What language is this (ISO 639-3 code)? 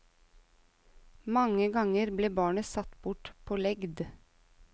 nor